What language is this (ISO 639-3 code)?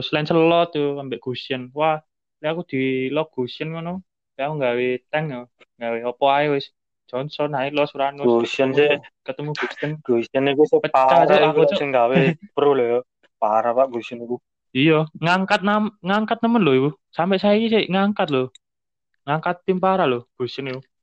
ind